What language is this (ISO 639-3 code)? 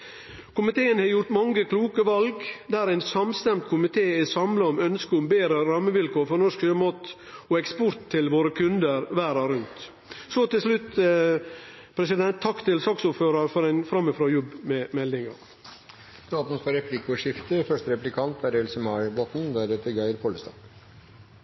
nor